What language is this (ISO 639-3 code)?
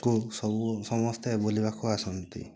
ori